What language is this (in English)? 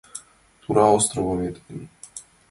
Mari